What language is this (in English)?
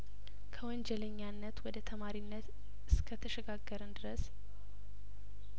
Amharic